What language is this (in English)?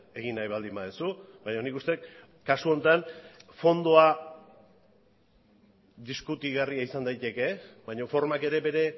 Basque